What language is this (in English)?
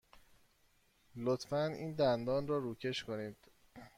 Persian